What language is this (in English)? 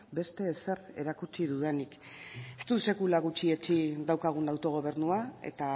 Basque